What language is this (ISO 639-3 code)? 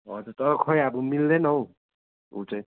nep